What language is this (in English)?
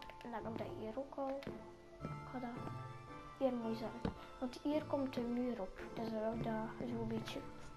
Dutch